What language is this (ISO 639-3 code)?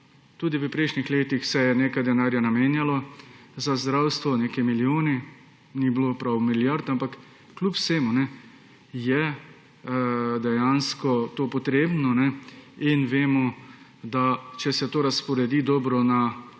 slv